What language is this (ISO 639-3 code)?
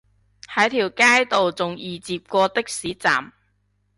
yue